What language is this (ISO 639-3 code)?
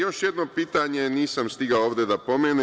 srp